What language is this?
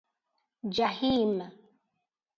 Persian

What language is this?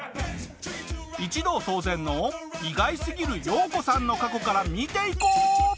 Japanese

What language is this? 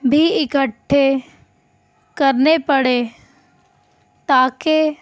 Urdu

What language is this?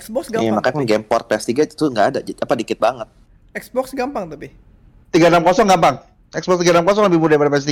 Indonesian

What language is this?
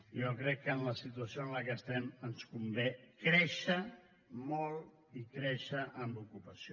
Catalan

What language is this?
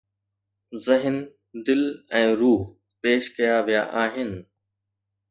Sindhi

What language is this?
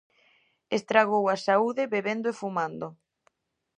Galician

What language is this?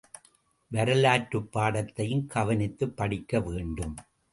Tamil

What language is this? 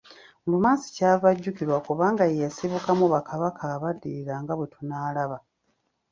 Ganda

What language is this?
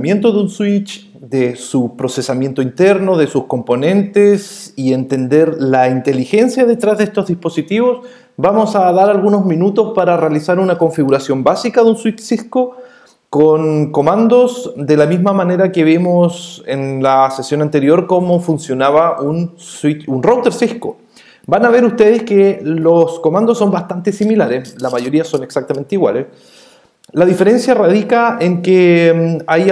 Spanish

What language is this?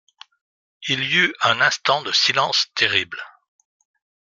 French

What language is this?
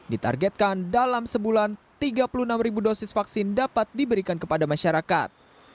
Indonesian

